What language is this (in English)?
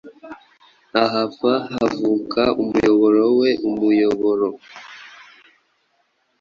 Kinyarwanda